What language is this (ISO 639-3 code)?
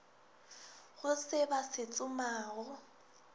nso